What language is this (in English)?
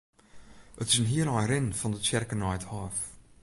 Western Frisian